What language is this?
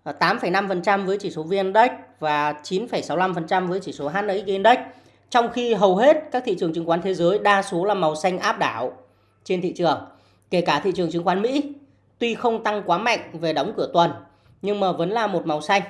Vietnamese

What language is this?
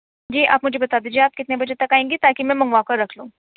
Urdu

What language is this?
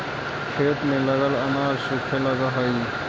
Magahi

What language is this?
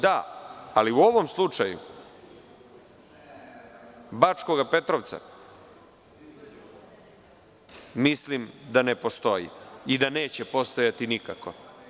Serbian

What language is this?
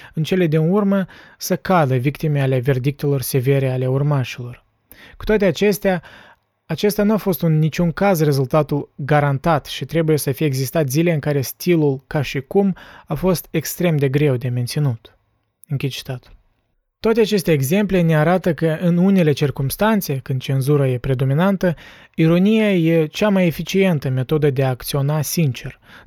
Romanian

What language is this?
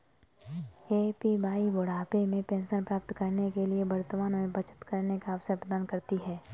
Hindi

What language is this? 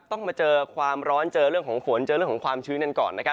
Thai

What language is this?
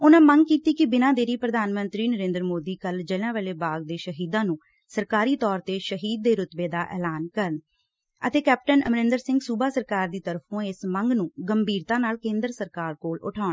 Punjabi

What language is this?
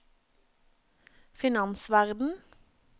Norwegian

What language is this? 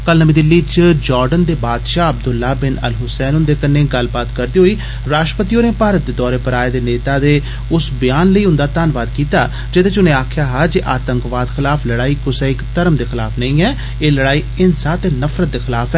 Dogri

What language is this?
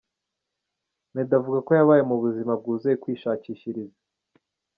Kinyarwanda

